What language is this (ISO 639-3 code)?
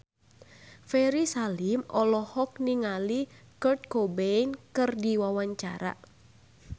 sun